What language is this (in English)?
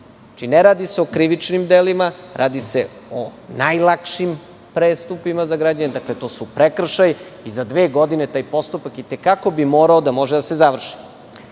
Serbian